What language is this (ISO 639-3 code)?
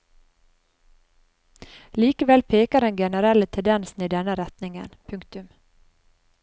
nor